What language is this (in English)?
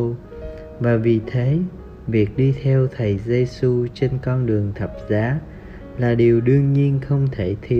Vietnamese